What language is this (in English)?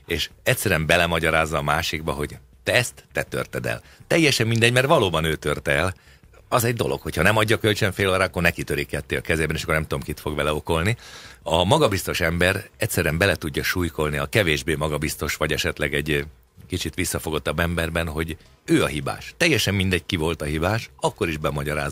Hungarian